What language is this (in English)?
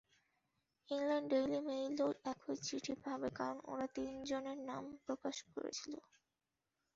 Bangla